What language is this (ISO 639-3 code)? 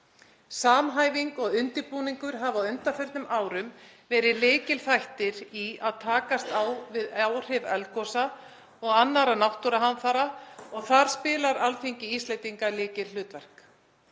isl